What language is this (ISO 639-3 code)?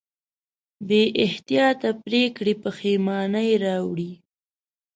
pus